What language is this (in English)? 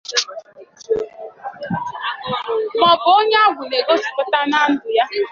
Igbo